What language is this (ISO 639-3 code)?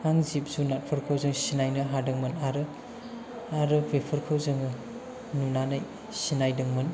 brx